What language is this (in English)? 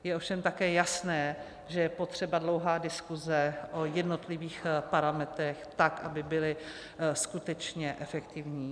Czech